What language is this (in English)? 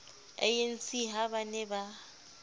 Southern Sotho